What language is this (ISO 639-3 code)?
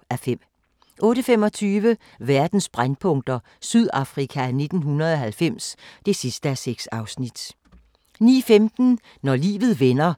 dan